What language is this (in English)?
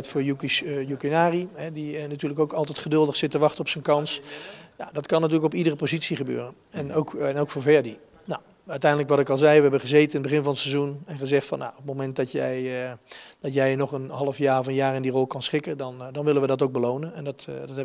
Dutch